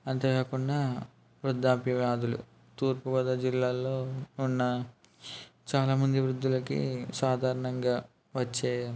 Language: Telugu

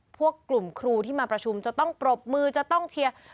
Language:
Thai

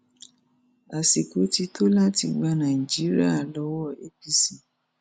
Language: Yoruba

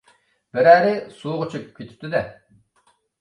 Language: Uyghur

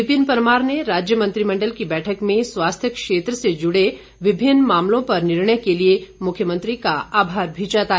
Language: Hindi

